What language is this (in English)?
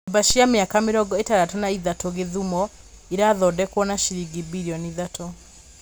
Kikuyu